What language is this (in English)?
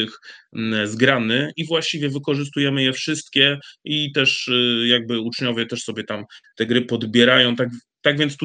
Polish